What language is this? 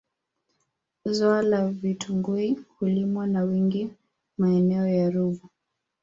Swahili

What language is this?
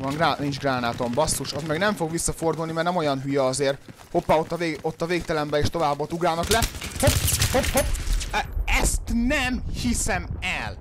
Hungarian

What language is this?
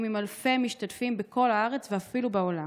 Hebrew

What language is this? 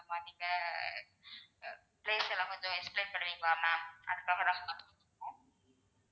Tamil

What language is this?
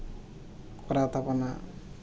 Santali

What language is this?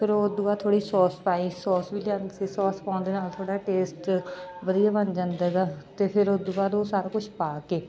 Punjabi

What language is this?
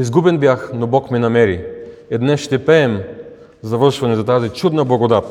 Bulgarian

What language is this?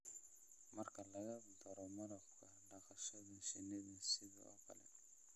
Somali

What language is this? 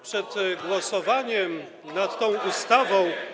Polish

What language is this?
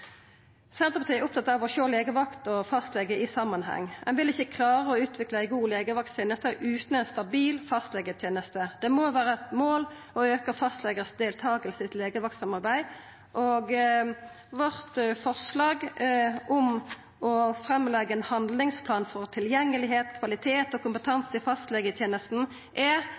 Norwegian Nynorsk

